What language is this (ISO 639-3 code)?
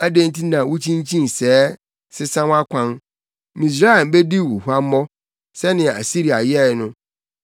aka